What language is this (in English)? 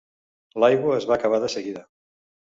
Catalan